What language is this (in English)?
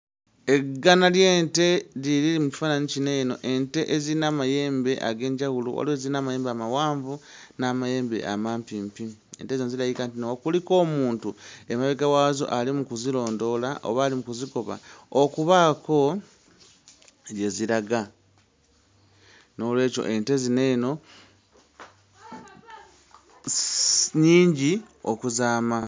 Ganda